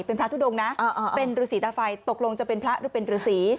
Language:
Thai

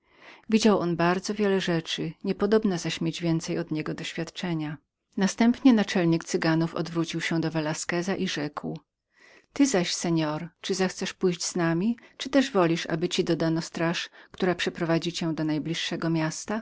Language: Polish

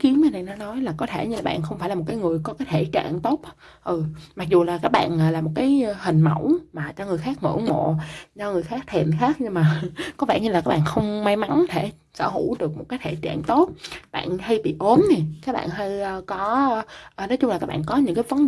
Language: Vietnamese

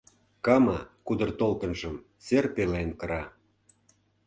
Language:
Mari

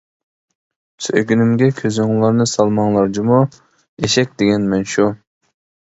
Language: Uyghur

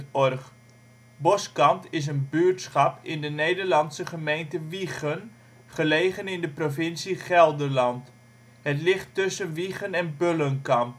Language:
Dutch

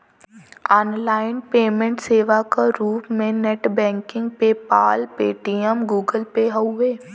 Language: Bhojpuri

